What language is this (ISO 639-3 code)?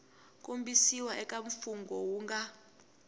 tso